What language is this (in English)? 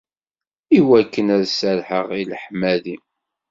Kabyle